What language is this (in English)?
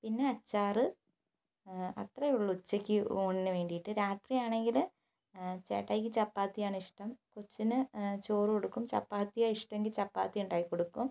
Malayalam